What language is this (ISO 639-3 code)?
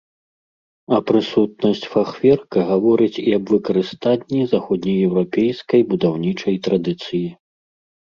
bel